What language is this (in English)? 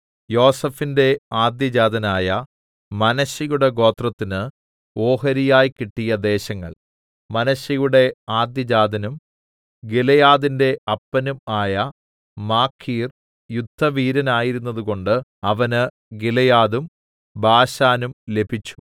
Malayalam